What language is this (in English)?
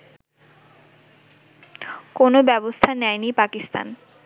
Bangla